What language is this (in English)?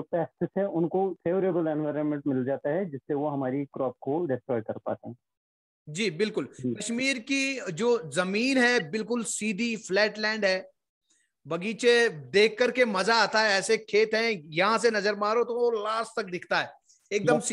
Hindi